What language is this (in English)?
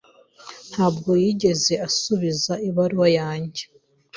Kinyarwanda